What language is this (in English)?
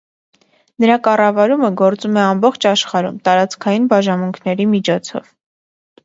Armenian